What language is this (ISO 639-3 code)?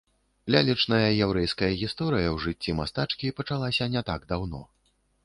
bel